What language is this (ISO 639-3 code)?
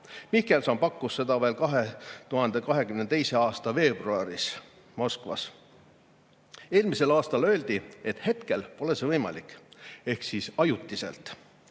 est